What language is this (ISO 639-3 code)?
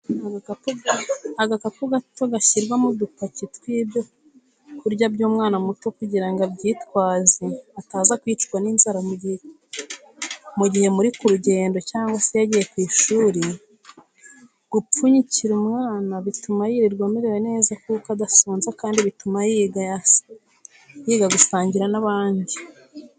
kin